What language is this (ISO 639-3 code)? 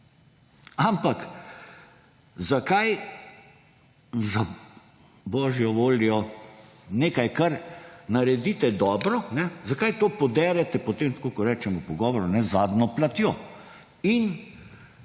slv